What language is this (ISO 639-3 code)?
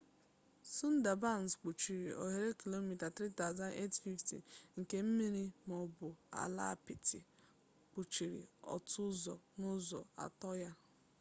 ibo